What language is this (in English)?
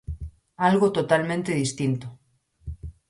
Galician